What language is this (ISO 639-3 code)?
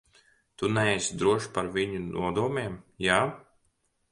lav